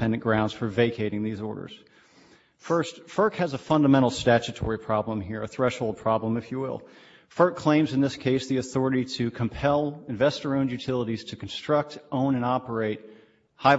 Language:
English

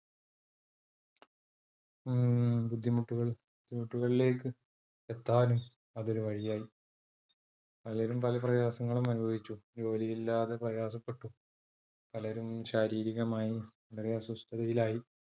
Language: Malayalam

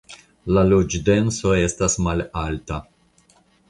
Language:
Esperanto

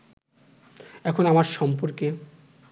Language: Bangla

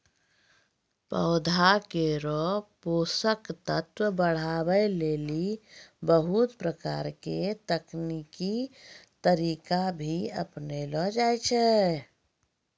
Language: Maithili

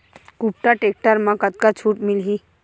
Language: Chhattisgarhi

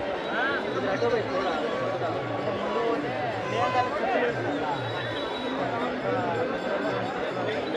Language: Telugu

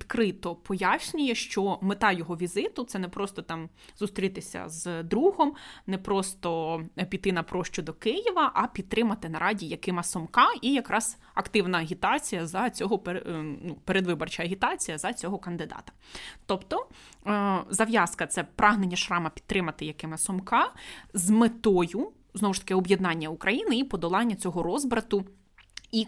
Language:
Ukrainian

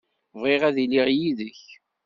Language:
Kabyle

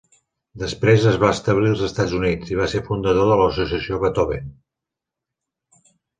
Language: Catalan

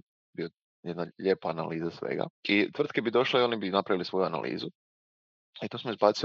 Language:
Croatian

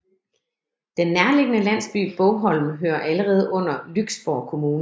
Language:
Danish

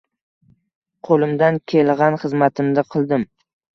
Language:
Uzbek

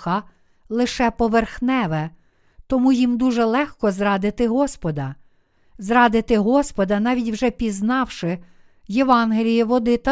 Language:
Ukrainian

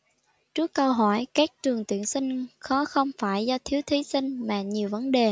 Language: Vietnamese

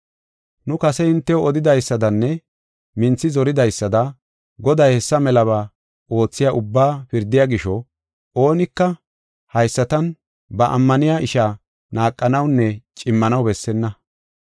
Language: Gofa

